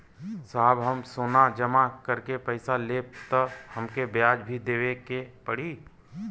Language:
Bhojpuri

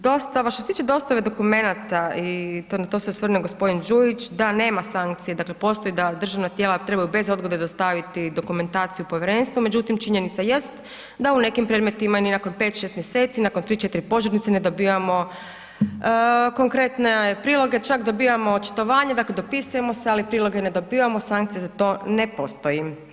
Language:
Croatian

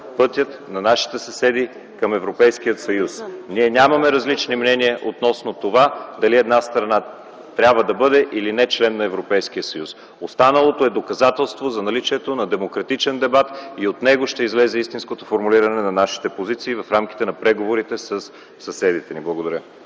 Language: Bulgarian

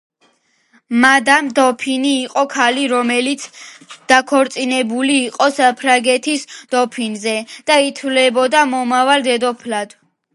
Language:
Georgian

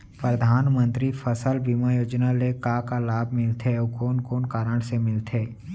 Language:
Chhattisgarhi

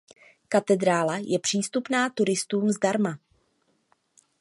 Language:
Czech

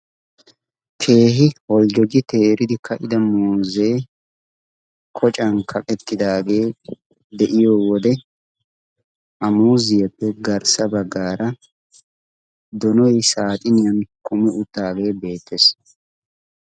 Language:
Wolaytta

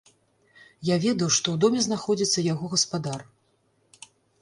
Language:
Belarusian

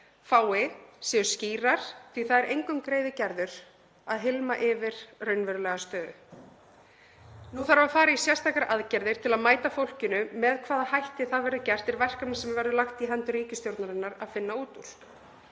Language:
Icelandic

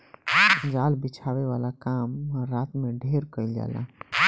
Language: Bhojpuri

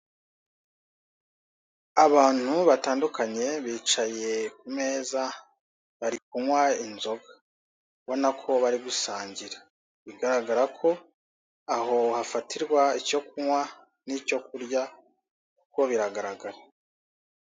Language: Kinyarwanda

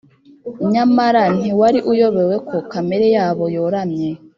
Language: Kinyarwanda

